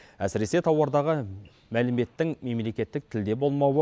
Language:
Kazakh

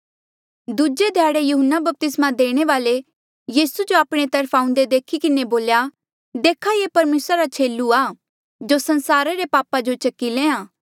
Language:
Mandeali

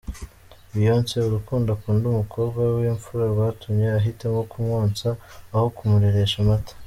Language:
Kinyarwanda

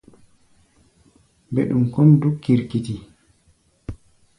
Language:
Gbaya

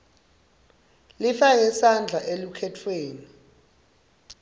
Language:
Swati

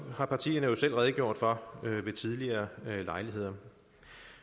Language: Danish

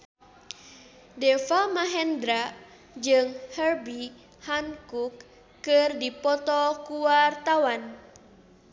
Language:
Sundanese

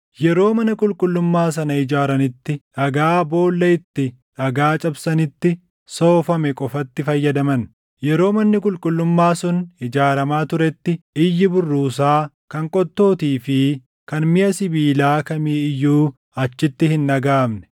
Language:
Oromo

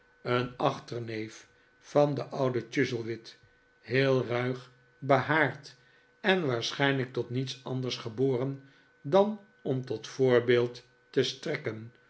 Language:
Dutch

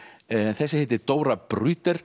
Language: Icelandic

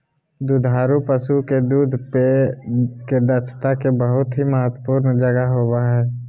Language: Magahi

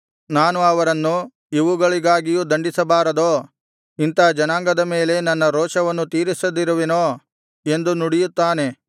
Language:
Kannada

